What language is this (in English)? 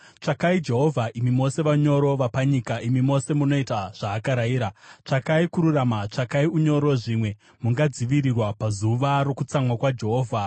Shona